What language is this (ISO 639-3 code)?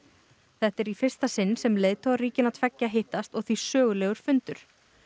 isl